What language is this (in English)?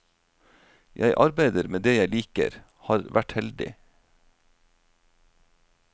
Norwegian